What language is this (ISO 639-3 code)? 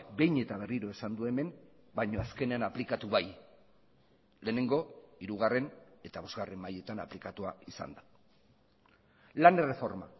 eus